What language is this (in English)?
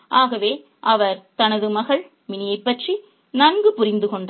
Tamil